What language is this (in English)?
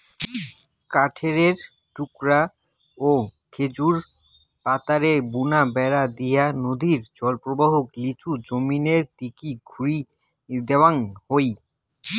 Bangla